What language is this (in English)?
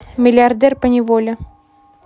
Russian